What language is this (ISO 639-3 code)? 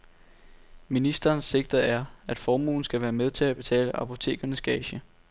dan